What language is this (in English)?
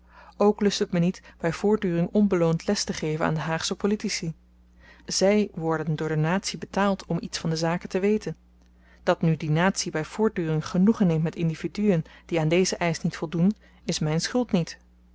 Dutch